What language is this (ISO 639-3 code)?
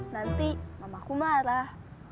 ind